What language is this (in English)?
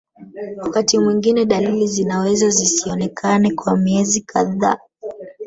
Swahili